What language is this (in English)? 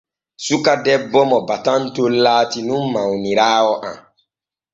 Borgu Fulfulde